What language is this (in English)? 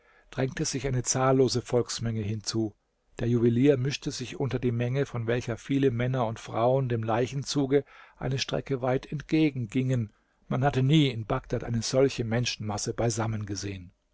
German